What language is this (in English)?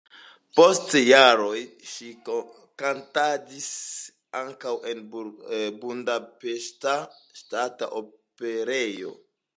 Esperanto